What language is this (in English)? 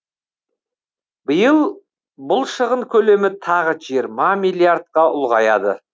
Kazakh